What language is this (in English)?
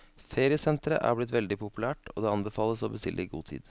Norwegian